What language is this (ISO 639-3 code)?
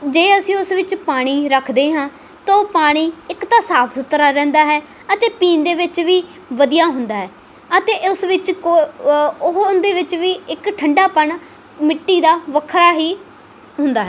pan